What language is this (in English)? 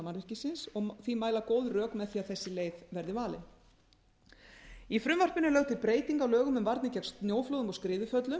Icelandic